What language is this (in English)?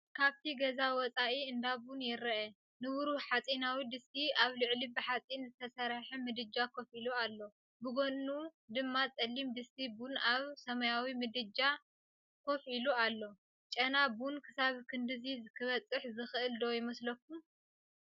Tigrinya